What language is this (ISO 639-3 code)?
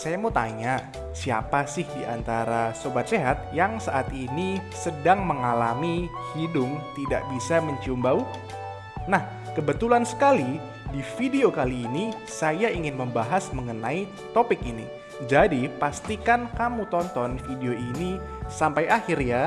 ind